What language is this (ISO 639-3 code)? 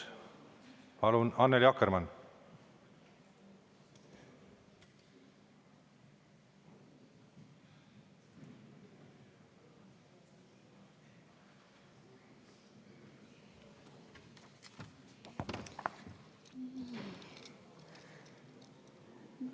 est